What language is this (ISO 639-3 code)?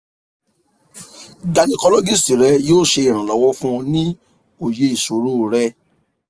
yor